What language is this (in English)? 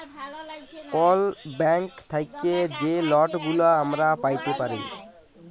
Bangla